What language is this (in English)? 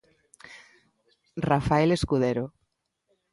Galician